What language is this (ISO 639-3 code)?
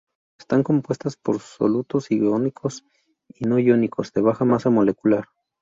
spa